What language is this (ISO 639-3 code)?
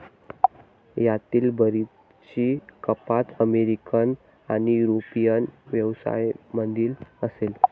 mar